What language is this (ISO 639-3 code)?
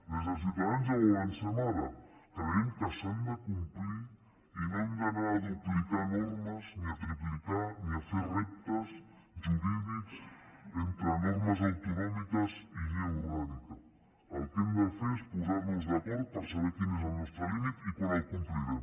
cat